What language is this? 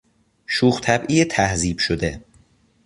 Persian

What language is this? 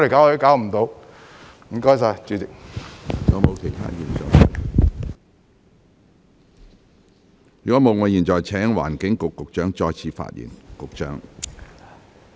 Cantonese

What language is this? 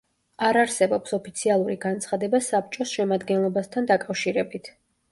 Georgian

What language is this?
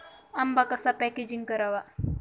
Marathi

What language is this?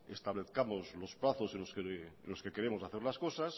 Spanish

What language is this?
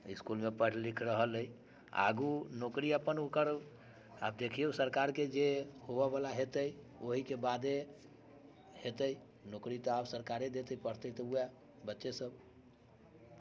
Maithili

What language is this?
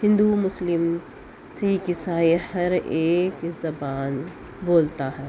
Urdu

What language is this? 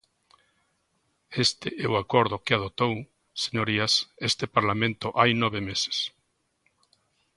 Galician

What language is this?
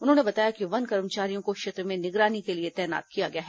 Hindi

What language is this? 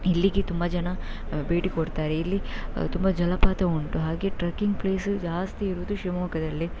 Kannada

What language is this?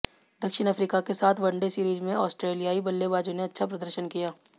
Hindi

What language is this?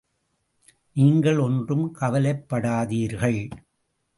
Tamil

